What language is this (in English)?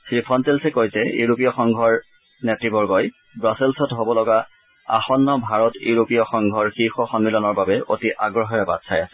Assamese